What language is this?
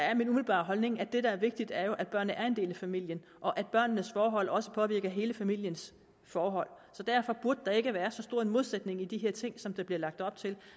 Danish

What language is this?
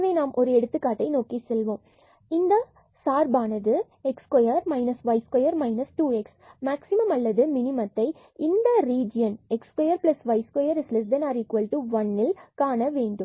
Tamil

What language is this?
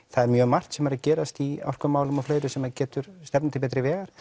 Icelandic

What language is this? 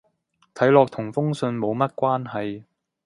Cantonese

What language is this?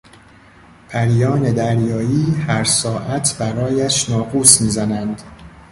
Persian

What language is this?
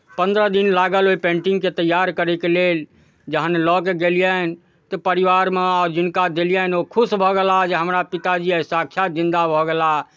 Maithili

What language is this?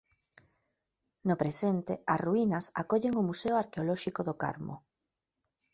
Galician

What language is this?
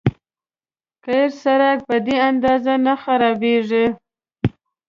Pashto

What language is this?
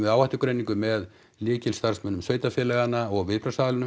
Icelandic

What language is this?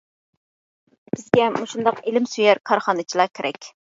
Uyghur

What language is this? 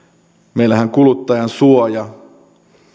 Finnish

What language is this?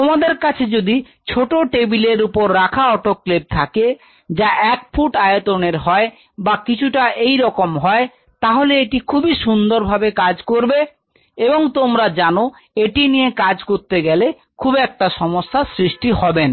Bangla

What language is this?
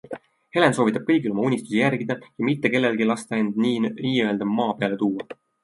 Estonian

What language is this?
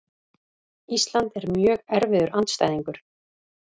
Icelandic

